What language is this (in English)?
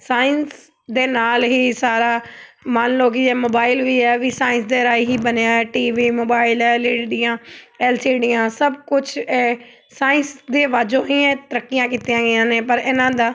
Punjabi